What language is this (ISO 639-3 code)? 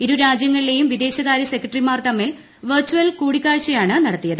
mal